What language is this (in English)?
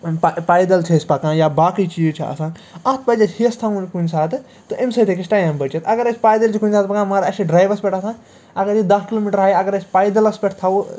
Kashmiri